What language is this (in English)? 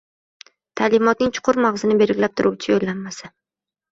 Uzbek